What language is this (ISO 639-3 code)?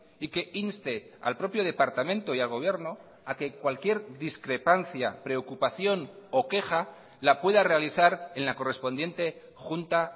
spa